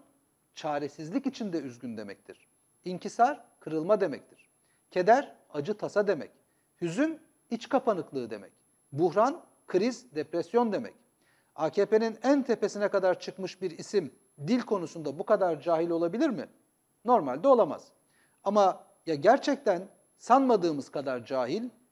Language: Turkish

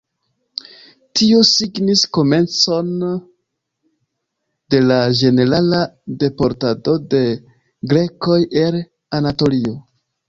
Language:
Esperanto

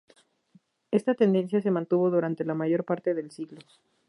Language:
Spanish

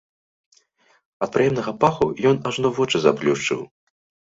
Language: Belarusian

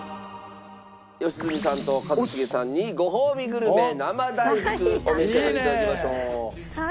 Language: Japanese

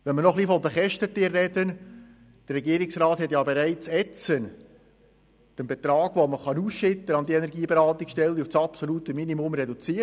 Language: Swiss German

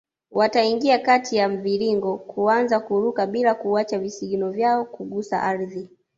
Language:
Swahili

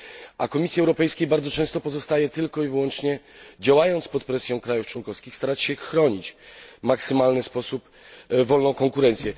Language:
Polish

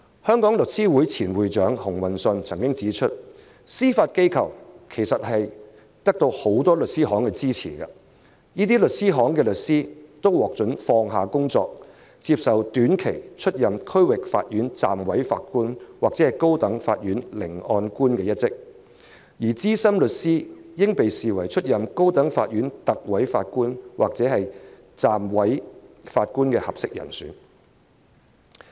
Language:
Cantonese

